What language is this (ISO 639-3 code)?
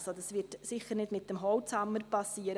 gsw